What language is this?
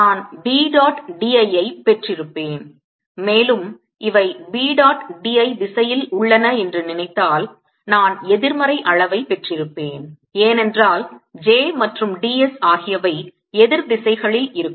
Tamil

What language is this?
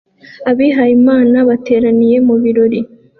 Kinyarwanda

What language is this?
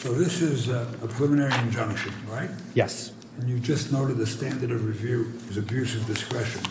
English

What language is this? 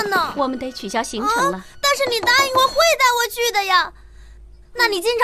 Chinese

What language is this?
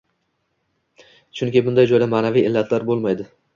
Uzbek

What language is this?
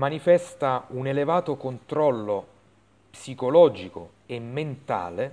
Italian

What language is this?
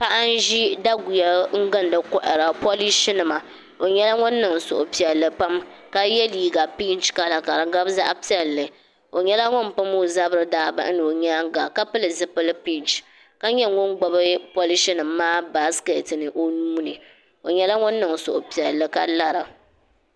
Dagbani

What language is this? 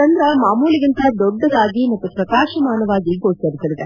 Kannada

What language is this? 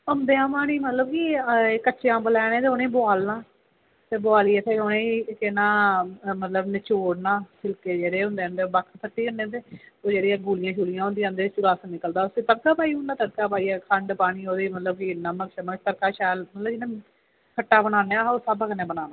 Dogri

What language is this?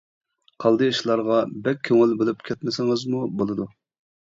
Uyghur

